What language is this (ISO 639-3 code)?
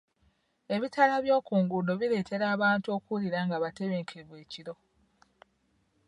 lug